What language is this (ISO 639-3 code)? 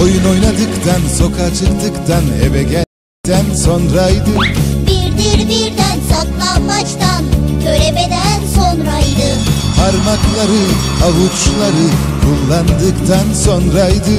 tur